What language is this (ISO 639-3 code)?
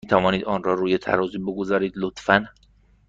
fas